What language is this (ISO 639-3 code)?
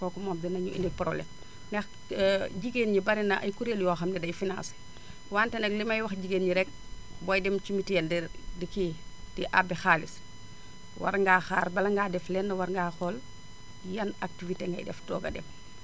wol